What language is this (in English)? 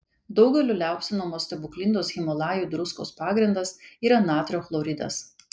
Lithuanian